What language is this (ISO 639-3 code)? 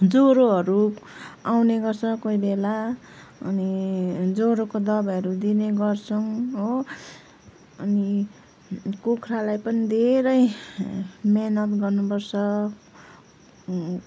nep